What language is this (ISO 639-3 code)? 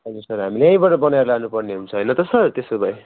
nep